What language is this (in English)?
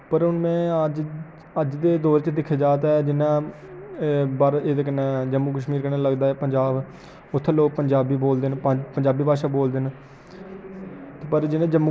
Dogri